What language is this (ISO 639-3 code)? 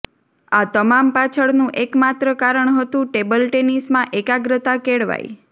guj